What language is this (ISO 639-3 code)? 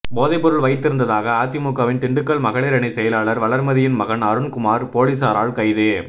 tam